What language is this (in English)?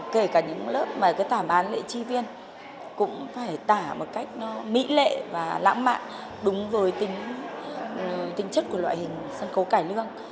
Vietnamese